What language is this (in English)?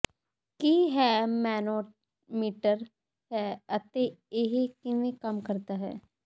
Punjabi